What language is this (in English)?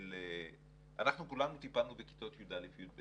Hebrew